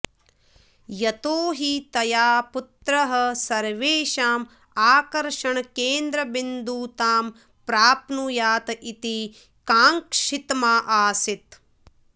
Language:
Sanskrit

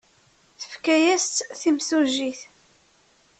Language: Kabyle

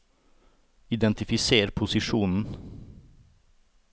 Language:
Norwegian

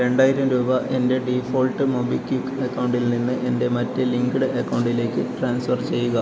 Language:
Malayalam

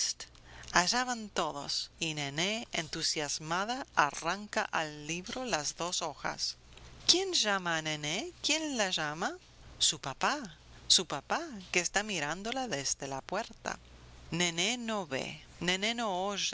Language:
Spanish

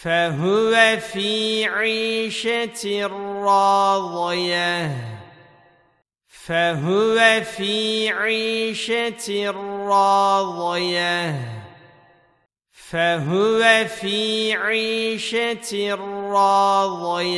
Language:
Arabic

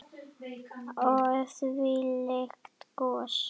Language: Icelandic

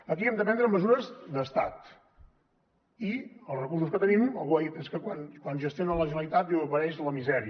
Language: Catalan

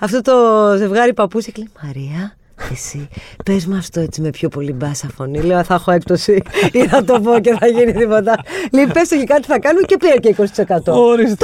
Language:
Greek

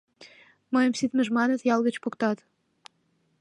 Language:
Mari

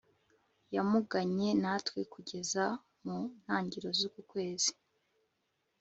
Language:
Kinyarwanda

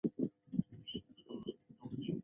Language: Chinese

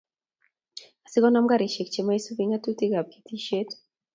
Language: Kalenjin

